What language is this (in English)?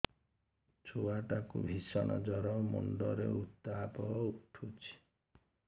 Odia